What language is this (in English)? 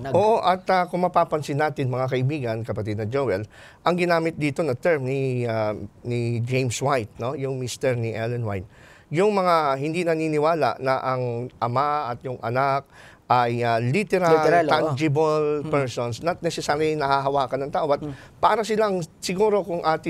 Filipino